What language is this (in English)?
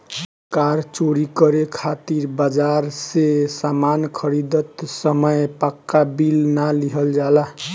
Bhojpuri